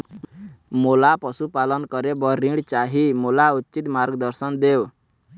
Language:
Chhattisgarhi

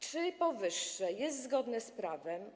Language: Polish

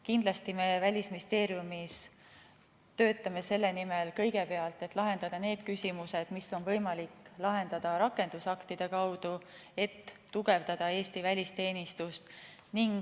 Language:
Estonian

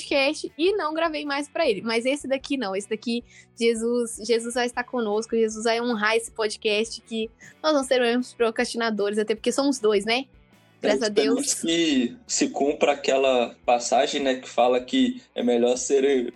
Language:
Portuguese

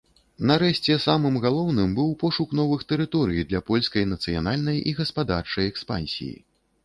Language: Belarusian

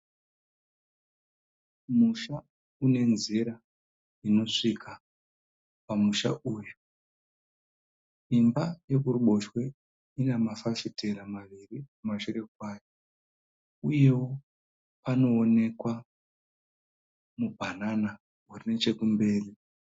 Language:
Shona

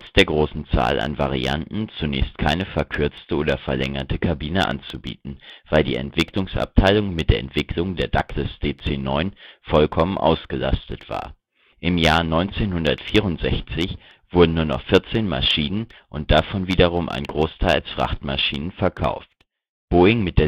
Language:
German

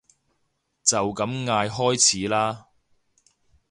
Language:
Cantonese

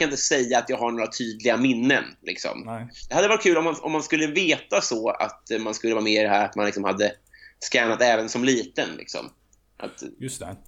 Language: Swedish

